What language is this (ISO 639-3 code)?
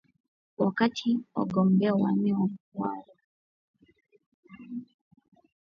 swa